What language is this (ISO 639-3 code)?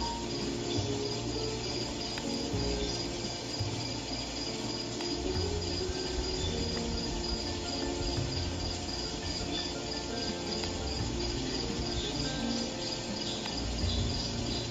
eng